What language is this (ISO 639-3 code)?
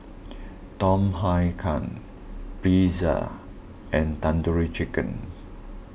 eng